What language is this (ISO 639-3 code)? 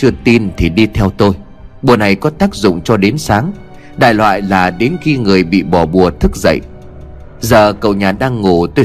vie